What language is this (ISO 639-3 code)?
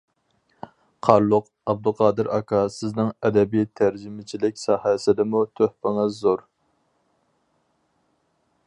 uig